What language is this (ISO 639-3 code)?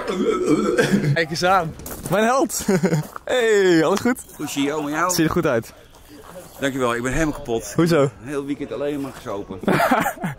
nld